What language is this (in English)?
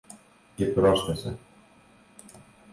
Greek